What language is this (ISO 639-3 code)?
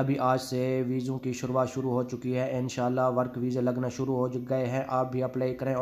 hin